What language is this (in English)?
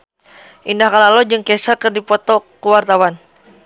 Sundanese